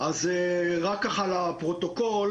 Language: Hebrew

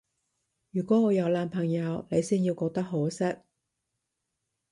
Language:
Cantonese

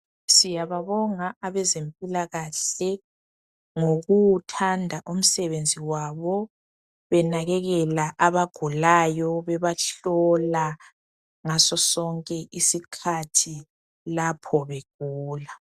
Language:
North Ndebele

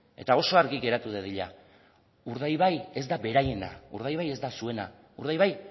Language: Basque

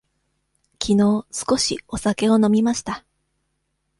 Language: Japanese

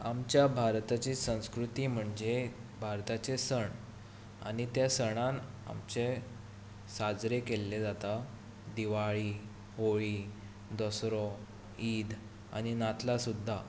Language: Konkani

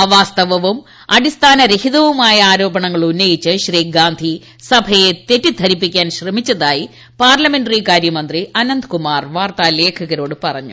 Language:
Malayalam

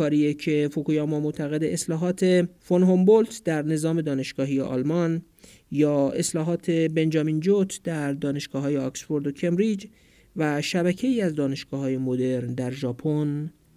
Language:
Persian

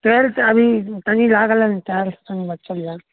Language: Maithili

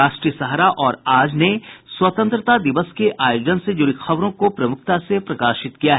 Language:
Hindi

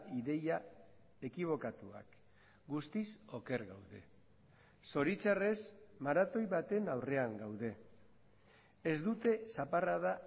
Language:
Basque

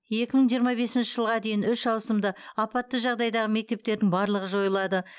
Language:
Kazakh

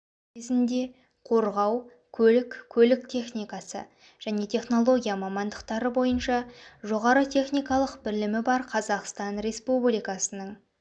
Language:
Kazakh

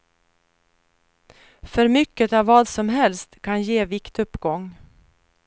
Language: Swedish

